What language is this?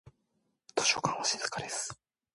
Japanese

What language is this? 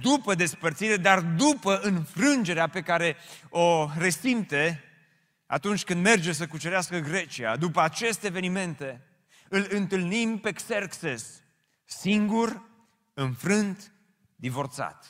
Romanian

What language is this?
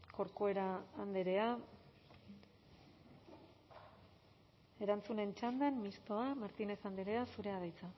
Basque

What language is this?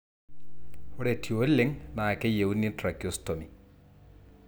Masai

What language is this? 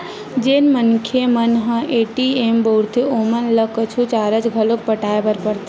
Chhattisgarhi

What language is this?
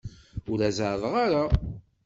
Kabyle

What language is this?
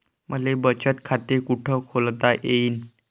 Marathi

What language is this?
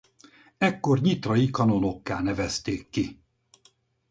Hungarian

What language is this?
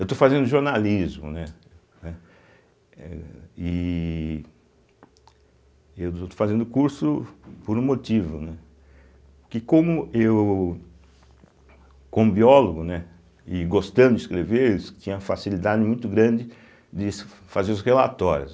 Portuguese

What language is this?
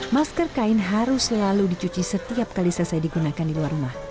Indonesian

